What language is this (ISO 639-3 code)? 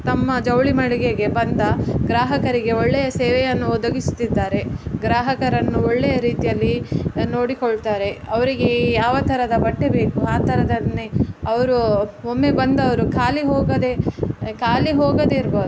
kan